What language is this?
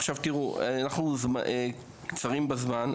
Hebrew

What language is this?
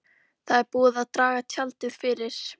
Icelandic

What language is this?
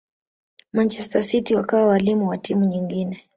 Swahili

